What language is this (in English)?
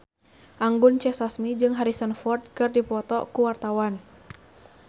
Sundanese